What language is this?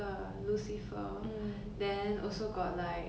English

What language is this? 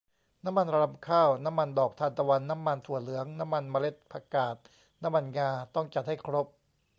Thai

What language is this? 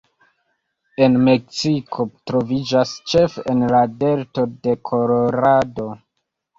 Esperanto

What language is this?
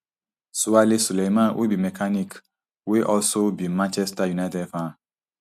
Nigerian Pidgin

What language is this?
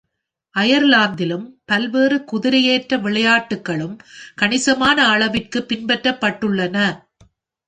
Tamil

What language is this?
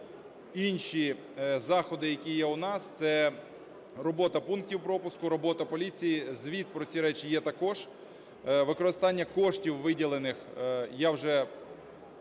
Ukrainian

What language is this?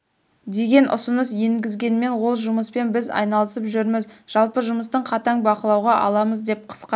Kazakh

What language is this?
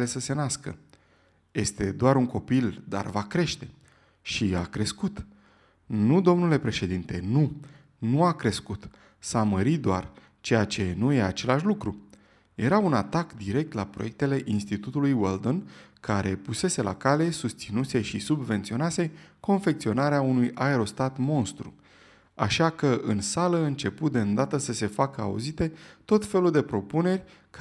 Romanian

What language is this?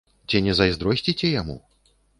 Belarusian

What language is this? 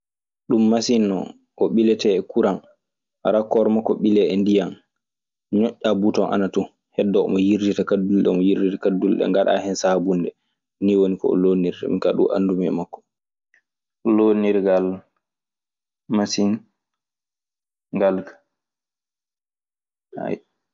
Maasina Fulfulde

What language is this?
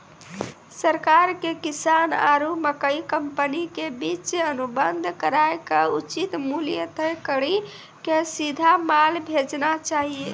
Maithili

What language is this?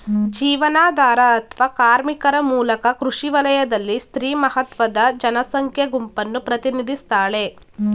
Kannada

